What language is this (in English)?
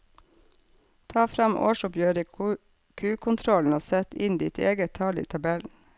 Norwegian